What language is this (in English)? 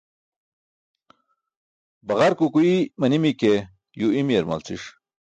Burushaski